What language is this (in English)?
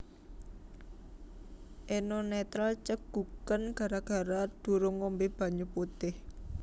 Javanese